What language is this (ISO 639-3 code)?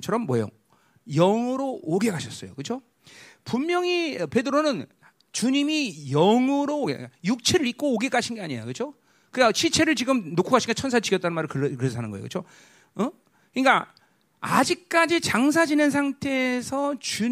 kor